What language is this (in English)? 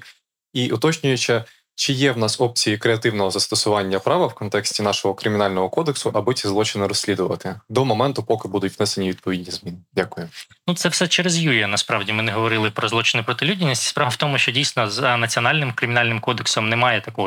Ukrainian